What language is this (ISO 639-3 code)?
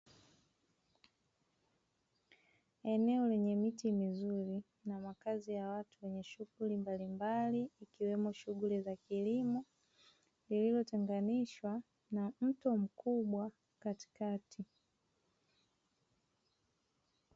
swa